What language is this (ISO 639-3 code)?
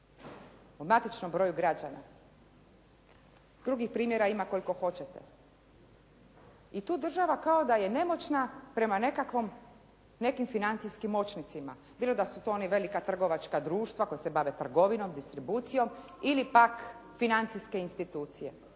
hrv